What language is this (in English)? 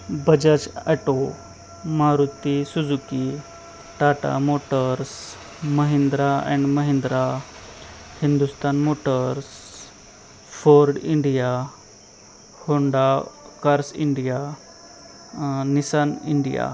Marathi